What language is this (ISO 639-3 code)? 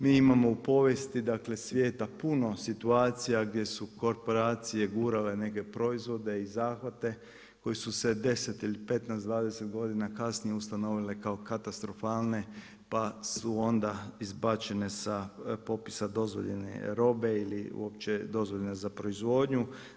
hrv